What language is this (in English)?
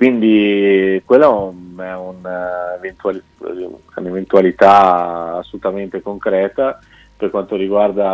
Italian